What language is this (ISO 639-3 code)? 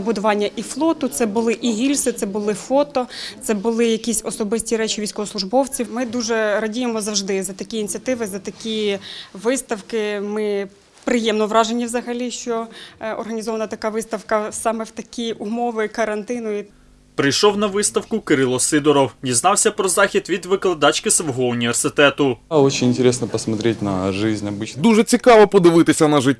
ukr